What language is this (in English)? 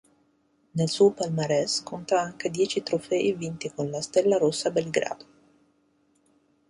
Italian